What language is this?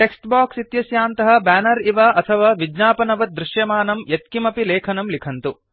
Sanskrit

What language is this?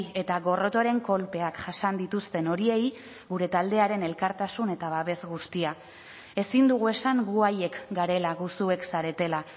Basque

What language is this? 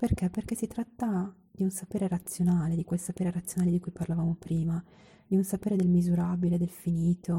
Italian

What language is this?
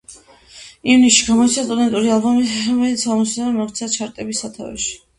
Georgian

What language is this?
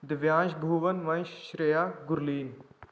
Punjabi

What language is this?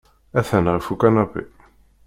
Kabyle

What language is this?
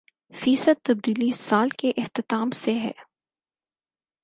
Urdu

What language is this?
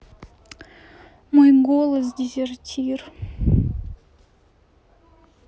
Russian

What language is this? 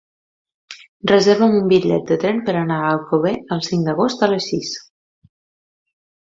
Catalan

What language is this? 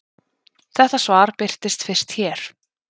Icelandic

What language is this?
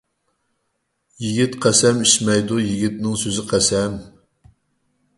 Uyghur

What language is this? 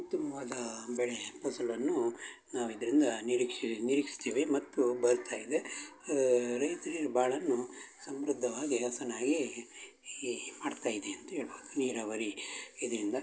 Kannada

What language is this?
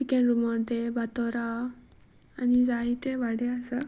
Konkani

